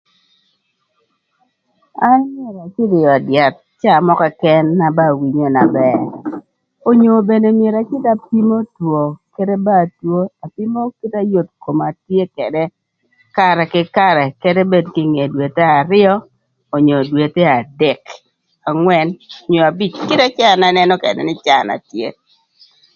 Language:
Thur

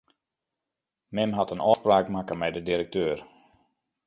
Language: Western Frisian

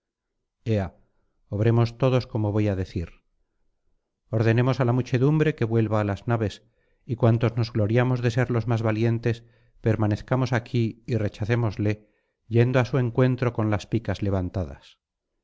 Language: Spanish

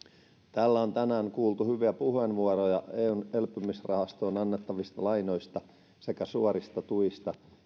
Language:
Finnish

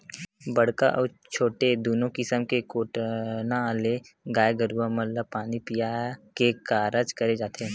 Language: Chhattisgarhi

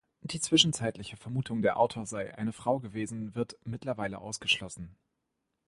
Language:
German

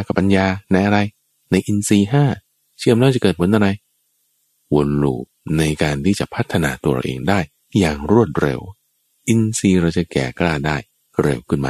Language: Thai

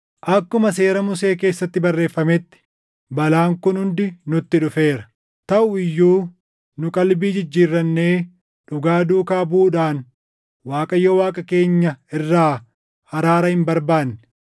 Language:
Oromo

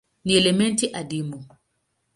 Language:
Swahili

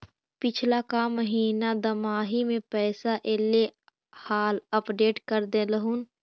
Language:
Magahi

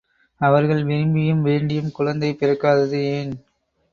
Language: Tamil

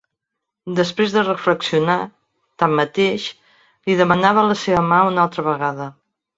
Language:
Catalan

